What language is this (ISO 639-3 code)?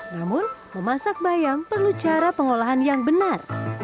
ind